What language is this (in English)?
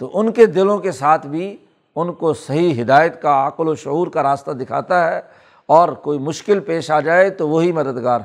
Urdu